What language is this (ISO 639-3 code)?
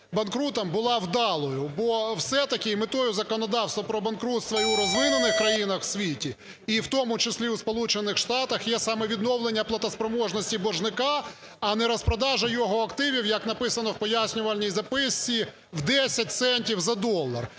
ukr